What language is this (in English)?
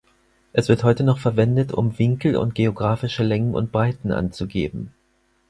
German